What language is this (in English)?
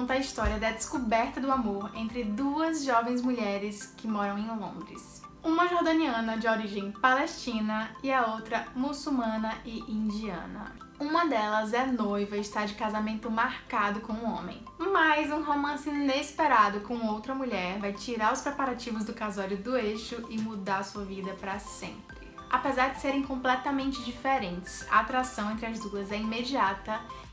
Portuguese